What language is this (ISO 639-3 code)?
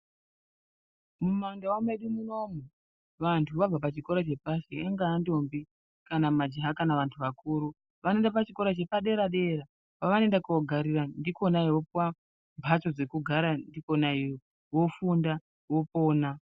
ndc